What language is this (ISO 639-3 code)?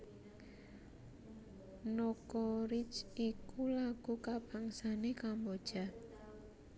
jav